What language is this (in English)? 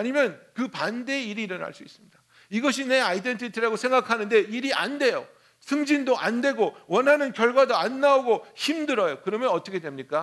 Korean